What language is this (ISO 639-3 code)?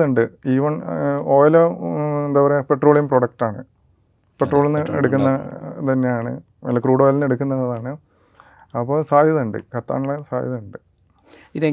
mal